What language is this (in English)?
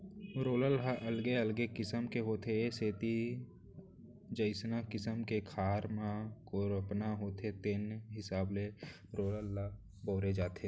Chhattisgarhi